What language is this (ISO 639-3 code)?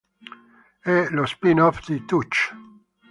ita